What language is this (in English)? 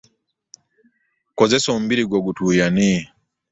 Ganda